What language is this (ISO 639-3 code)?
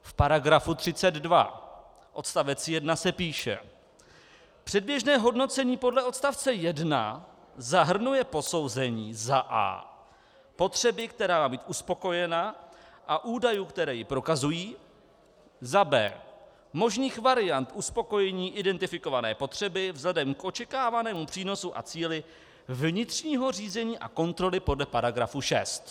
ces